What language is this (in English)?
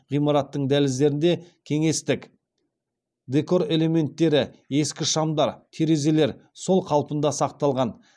Kazakh